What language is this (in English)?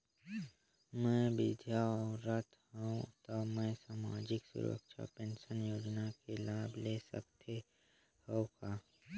Chhattisgarhi